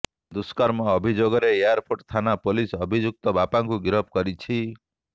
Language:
Odia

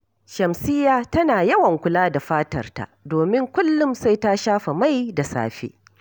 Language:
Hausa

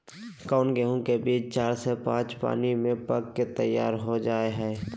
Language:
Magahi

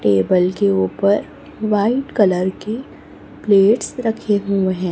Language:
Hindi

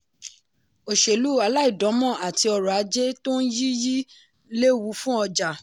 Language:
Yoruba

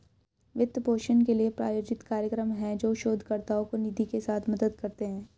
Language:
Hindi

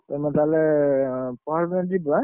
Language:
Odia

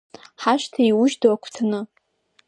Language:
Abkhazian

